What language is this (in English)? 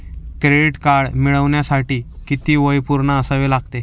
Marathi